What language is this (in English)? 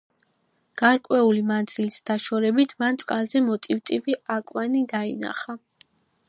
Georgian